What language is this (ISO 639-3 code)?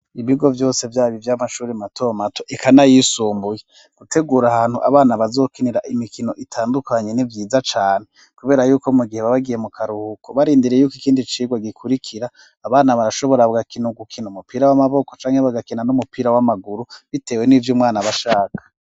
run